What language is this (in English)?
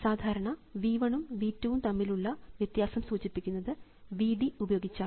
Malayalam